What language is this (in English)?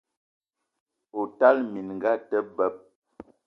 Eton (Cameroon)